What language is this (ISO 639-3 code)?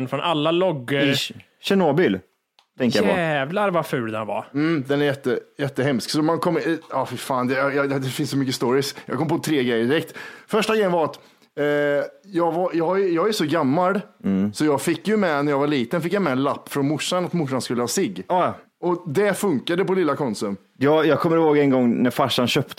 swe